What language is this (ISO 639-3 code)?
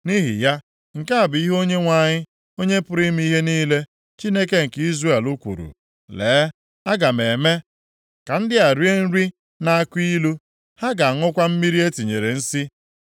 ibo